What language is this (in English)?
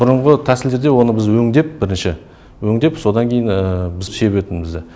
Kazakh